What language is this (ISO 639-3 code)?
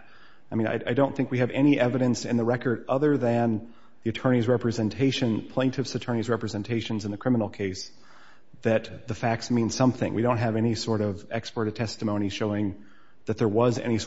eng